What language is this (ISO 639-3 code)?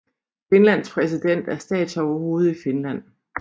dan